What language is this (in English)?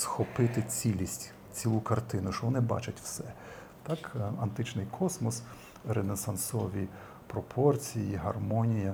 Ukrainian